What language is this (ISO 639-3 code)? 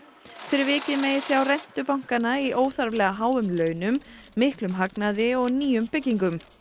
isl